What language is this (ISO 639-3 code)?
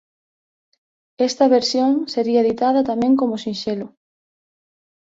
glg